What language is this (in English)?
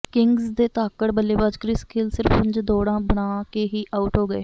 Punjabi